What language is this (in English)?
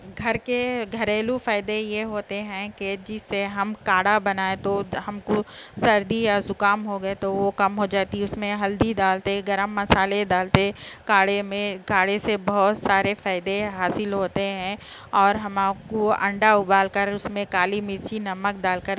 Urdu